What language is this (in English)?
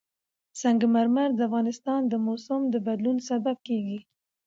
Pashto